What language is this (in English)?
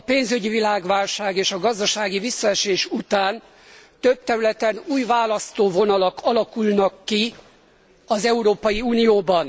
Hungarian